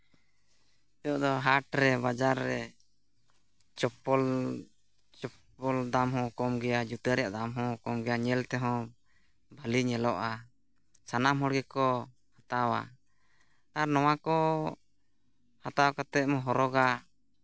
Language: Santali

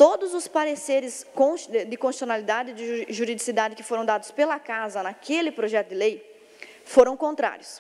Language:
Portuguese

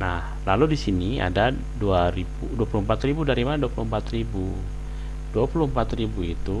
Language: Indonesian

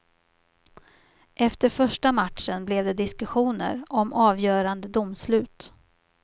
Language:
Swedish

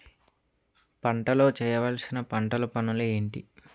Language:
Telugu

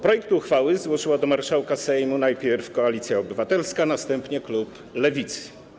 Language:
Polish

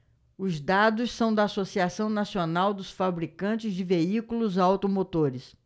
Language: Portuguese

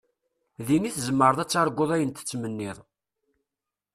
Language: Kabyle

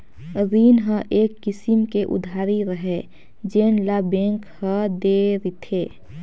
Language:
Chhattisgarhi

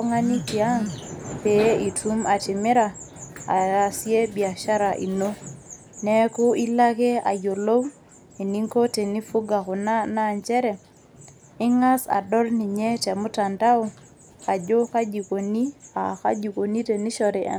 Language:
Masai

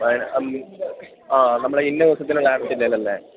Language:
Malayalam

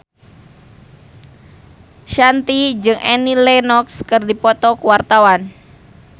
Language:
Sundanese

